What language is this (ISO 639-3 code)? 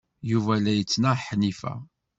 kab